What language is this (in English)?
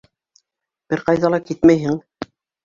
Bashkir